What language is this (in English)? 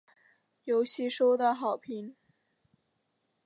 Chinese